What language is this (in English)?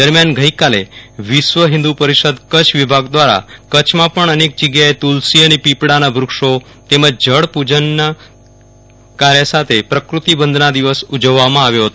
Gujarati